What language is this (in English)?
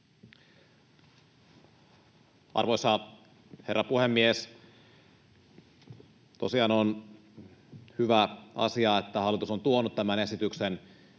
Finnish